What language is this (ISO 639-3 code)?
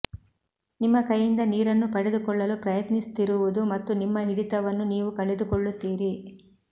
kan